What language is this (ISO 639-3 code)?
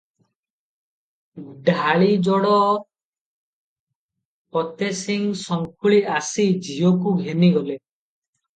ori